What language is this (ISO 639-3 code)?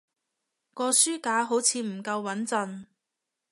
yue